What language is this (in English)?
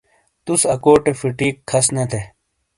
Shina